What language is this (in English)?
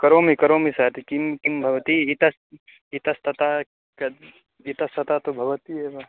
Sanskrit